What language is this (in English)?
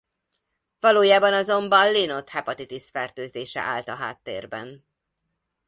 Hungarian